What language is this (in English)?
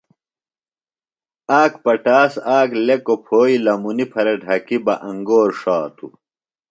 Phalura